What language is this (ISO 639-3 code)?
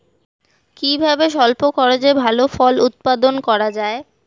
ben